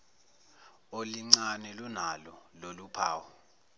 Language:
Zulu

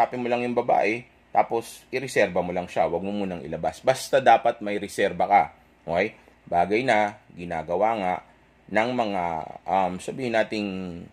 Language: Filipino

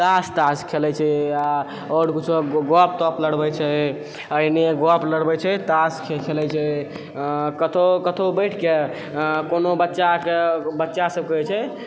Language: Maithili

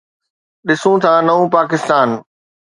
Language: Sindhi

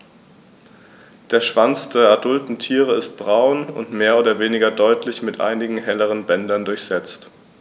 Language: German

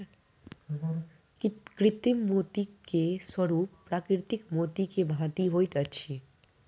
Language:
Maithili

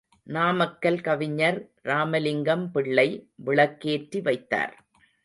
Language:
Tamil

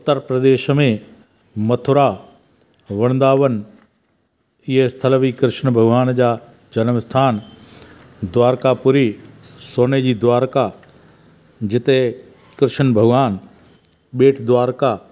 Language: Sindhi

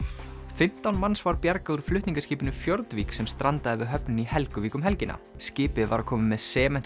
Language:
Icelandic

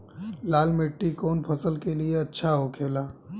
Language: Bhojpuri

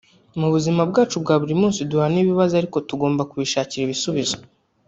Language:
Kinyarwanda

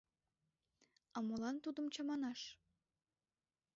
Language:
Mari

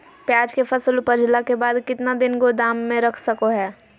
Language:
Magahi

